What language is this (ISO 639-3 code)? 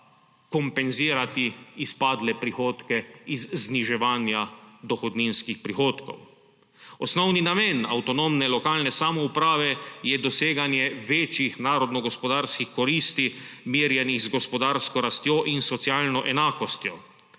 slv